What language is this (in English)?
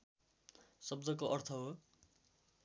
Nepali